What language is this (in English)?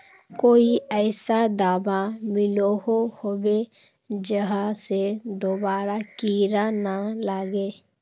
Magahi